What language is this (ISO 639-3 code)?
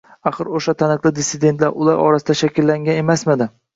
uzb